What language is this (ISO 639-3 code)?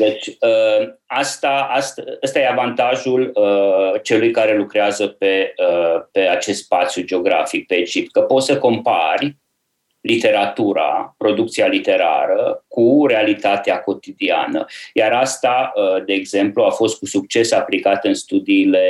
ron